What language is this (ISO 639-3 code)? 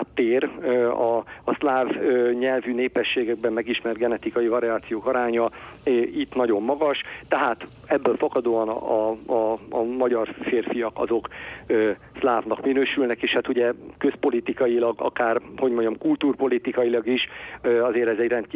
hun